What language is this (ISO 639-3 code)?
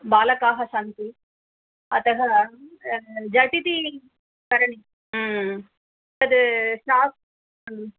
san